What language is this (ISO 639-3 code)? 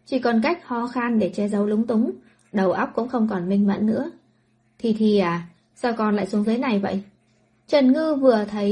vie